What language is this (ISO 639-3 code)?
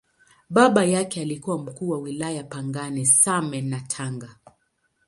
swa